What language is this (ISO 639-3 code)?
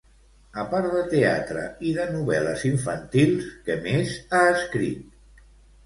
cat